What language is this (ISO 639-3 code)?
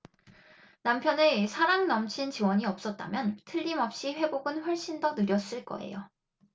kor